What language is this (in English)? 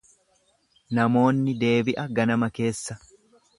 Oromo